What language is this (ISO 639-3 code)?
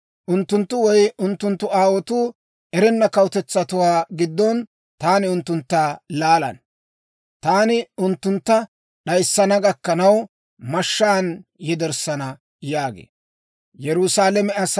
dwr